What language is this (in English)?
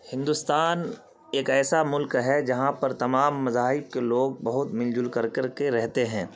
Urdu